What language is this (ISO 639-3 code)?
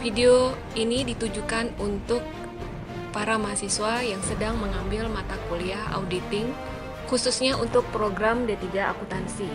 ind